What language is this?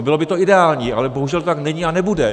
Czech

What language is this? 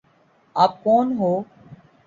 Urdu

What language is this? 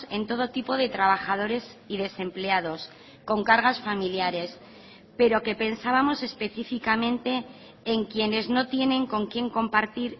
Spanish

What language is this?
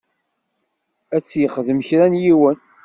Kabyle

